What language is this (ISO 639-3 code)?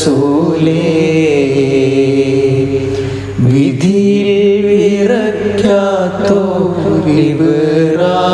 mal